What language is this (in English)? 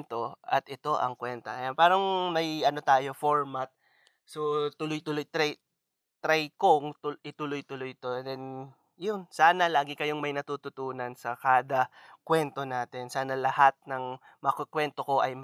Filipino